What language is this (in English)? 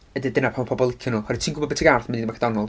Welsh